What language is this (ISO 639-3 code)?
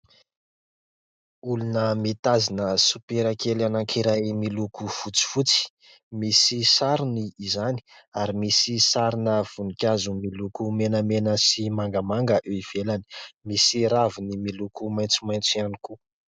mlg